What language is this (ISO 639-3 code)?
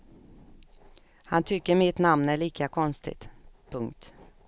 swe